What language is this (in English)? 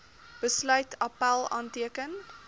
Afrikaans